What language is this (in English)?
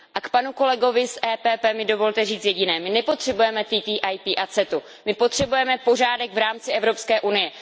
Czech